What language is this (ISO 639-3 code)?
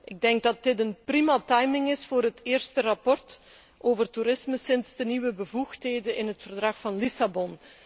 nld